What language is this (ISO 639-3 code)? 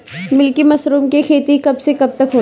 bho